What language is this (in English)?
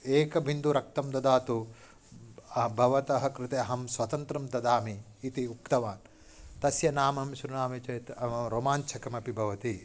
Sanskrit